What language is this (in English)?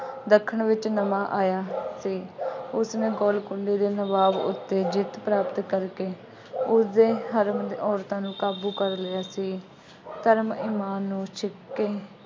Punjabi